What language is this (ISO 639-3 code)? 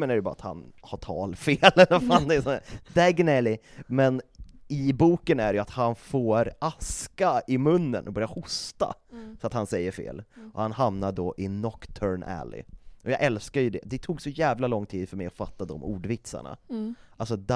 swe